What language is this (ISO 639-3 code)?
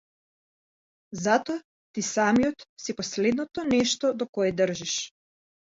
mkd